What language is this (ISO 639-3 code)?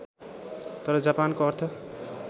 nep